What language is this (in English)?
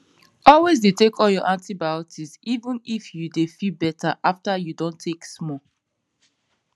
Nigerian Pidgin